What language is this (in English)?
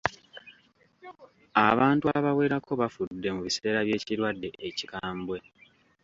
Ganda